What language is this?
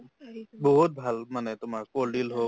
Assamese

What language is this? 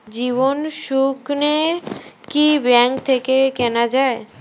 Bangla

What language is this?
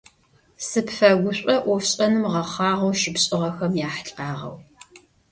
Adyghe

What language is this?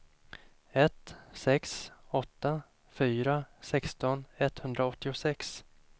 Swedish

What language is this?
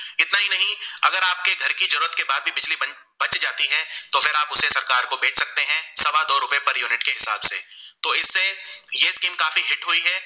Gujarati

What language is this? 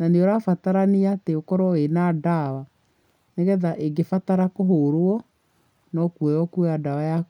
Kikuyu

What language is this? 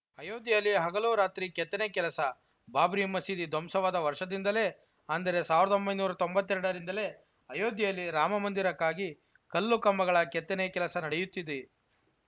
Kannada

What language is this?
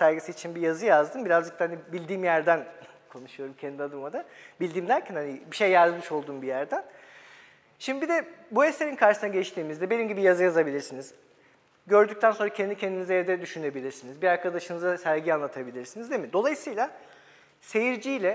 Turkish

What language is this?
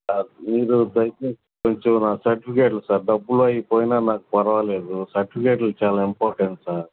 Telugu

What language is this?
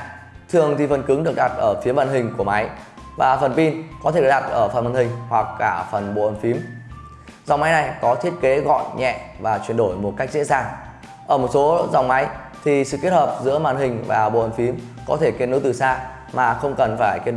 Vietnamese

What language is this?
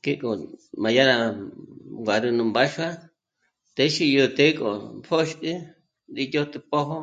Michoacán Mazahua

